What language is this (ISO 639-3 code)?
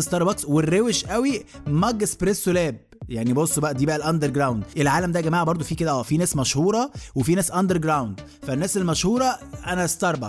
ara